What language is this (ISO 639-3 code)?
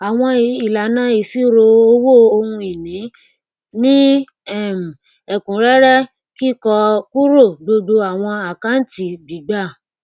yor